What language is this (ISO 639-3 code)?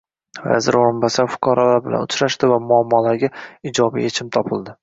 uzb